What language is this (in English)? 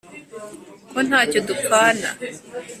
Kinyarwanda